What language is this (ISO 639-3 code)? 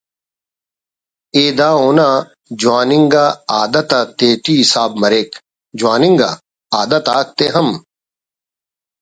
brh